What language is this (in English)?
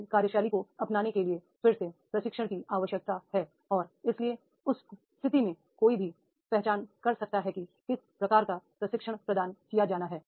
Hindi